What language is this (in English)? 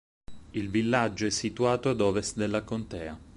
Italian